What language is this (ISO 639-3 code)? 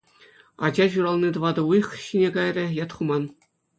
chv